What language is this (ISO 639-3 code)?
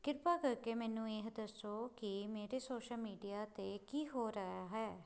pan